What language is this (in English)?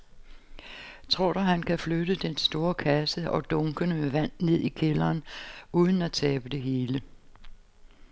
Danish